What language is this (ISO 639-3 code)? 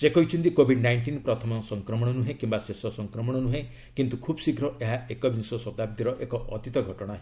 ori